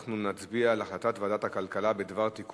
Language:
Hebrew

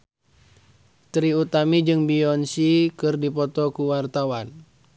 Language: Sundanese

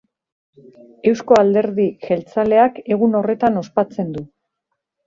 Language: Basque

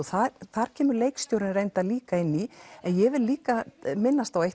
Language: Icelandic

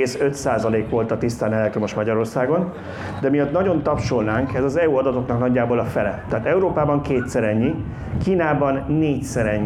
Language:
Hungarian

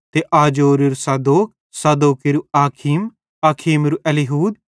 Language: Bhadrawahi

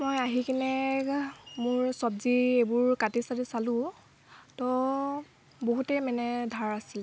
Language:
Assamese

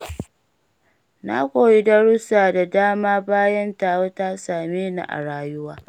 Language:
Hausa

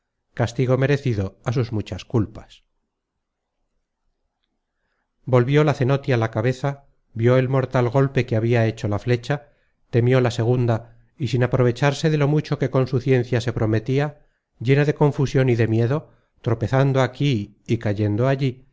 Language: Spanish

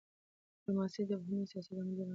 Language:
Pashto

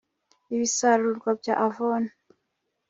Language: Kinyarwanda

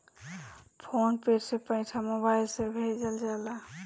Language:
Bhojpuri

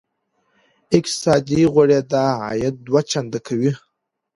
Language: Pashto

